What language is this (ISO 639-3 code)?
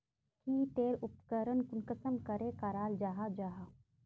mag